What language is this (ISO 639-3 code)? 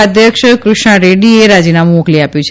guj